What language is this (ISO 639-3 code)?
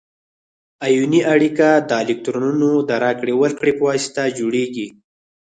pus